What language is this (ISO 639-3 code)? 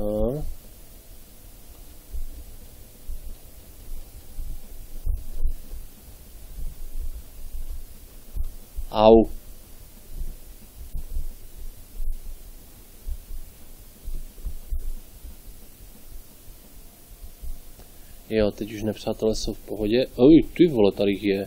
ces